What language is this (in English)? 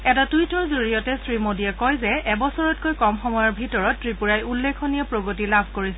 Assamese